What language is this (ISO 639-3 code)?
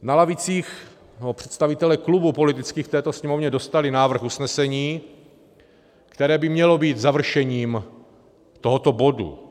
ces